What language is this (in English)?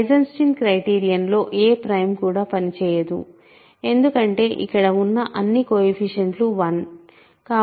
Telugu